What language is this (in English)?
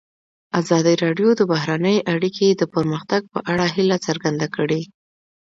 Pashto